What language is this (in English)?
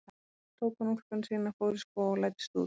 Icelandic